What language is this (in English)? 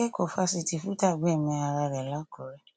Yoruba